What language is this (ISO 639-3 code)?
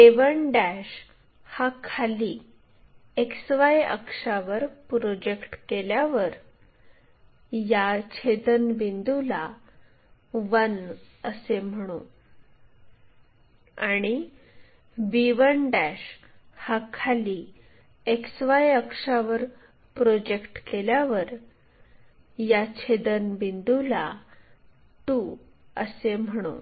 mar